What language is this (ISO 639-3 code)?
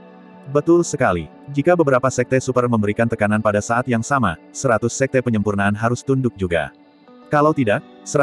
ind